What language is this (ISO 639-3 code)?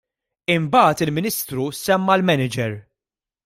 mlt